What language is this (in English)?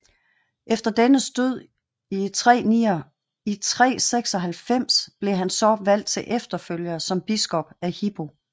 Danish